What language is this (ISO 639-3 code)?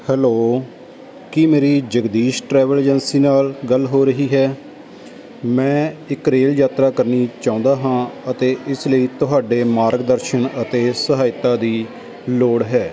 pan